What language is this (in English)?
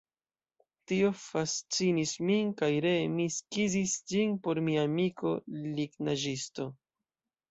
Esperanto